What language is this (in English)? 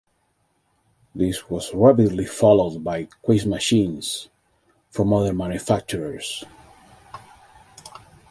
English